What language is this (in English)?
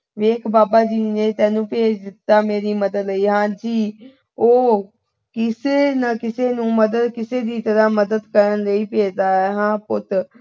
Punjabi